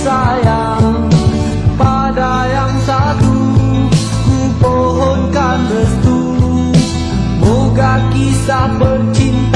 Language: Malay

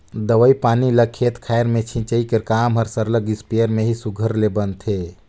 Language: Chhattisgarhi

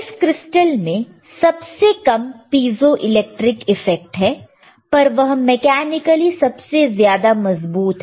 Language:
Hindi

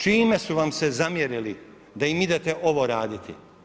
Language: Croatian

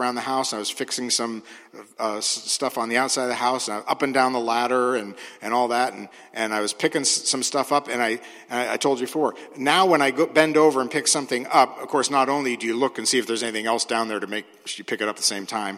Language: English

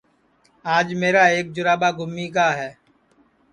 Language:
Sansi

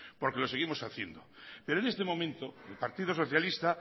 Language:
Spanish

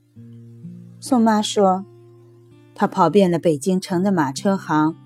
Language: Chinese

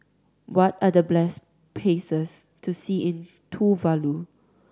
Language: English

